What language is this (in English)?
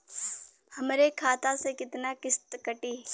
Bhojpuri